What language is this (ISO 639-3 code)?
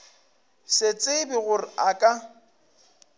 nso